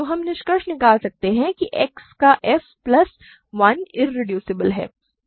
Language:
Hindi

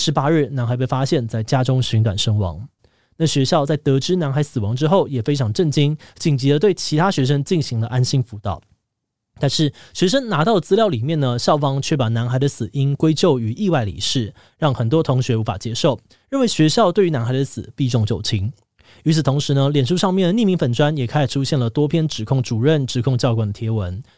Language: Chinese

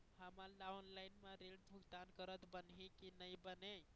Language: Chhattisgarhi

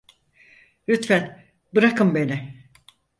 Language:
Turkish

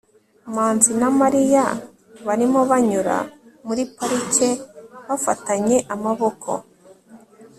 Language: Kinyarwanda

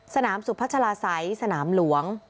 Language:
Thai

